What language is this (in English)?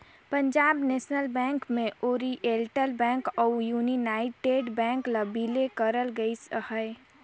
Chhattisgarhi